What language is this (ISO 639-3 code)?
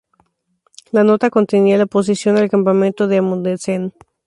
spa